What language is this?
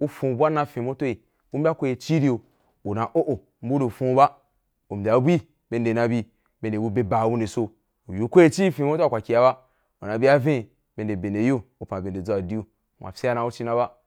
Wapan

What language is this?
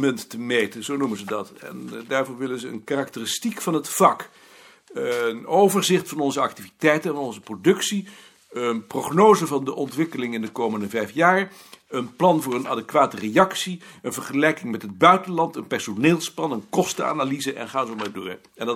Dutch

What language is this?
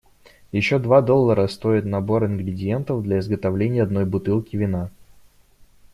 Russian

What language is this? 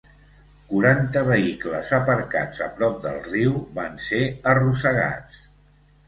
Catalan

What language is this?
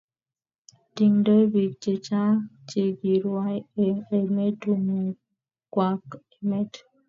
Kalenjin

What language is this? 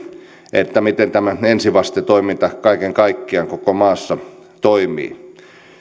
Finnish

